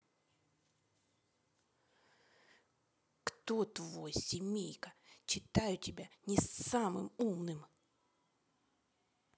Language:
Russian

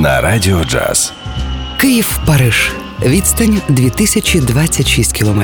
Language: Ukrainian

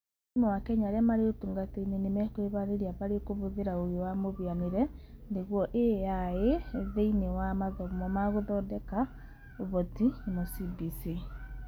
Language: Kikuyu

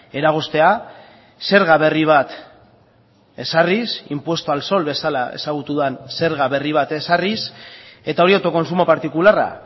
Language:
Basque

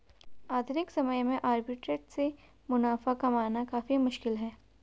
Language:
Hindi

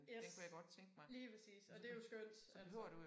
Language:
Danish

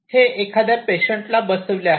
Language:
Marathi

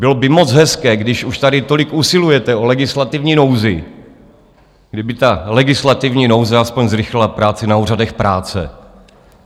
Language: Czech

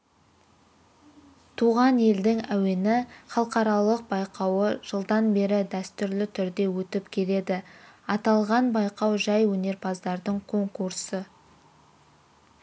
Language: Kazakh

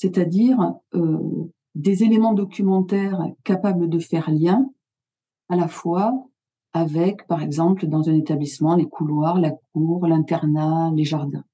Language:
French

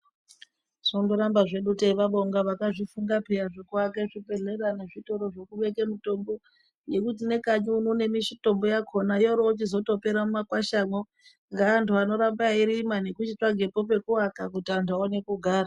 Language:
Ndau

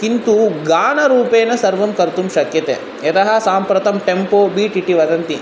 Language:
Sanskrit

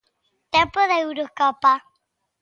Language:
Galician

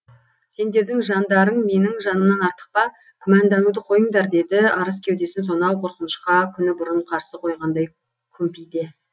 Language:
Kazakh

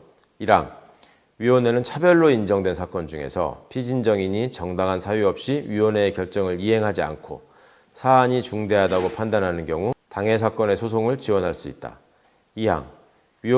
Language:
Korean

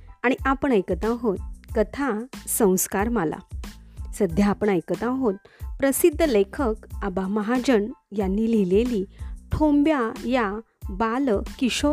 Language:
Marathi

